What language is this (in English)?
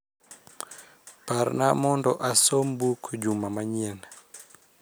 Luo (Kenya and Tanzania)